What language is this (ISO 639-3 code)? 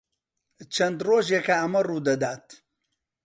ckb